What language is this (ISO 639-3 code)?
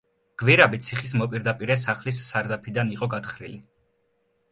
kat